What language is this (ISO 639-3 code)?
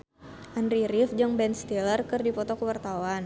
sun